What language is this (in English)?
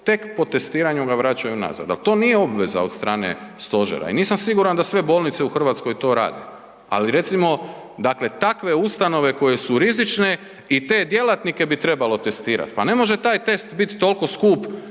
Croatian